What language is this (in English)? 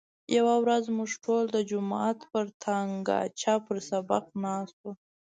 Pashto